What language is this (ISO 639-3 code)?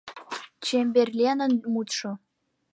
chm